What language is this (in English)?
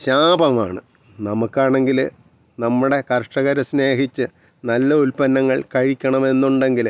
Malayalam